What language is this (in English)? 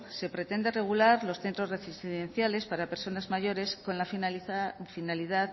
Spanish